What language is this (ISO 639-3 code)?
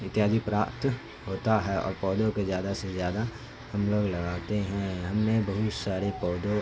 urd